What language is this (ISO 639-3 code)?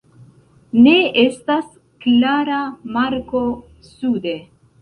epo